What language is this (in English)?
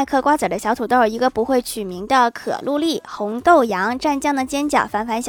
Chinese